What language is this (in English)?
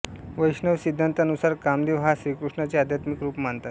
Marathi